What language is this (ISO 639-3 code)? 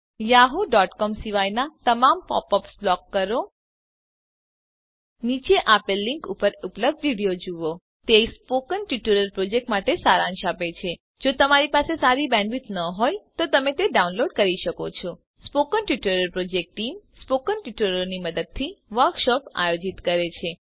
guj